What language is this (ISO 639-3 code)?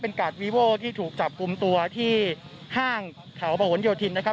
tha